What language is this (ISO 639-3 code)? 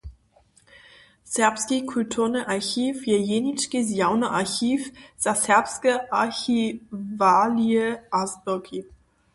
hsb